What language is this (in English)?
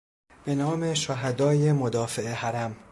Persian